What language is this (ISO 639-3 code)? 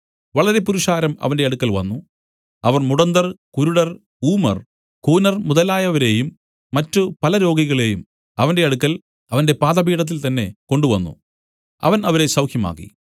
mal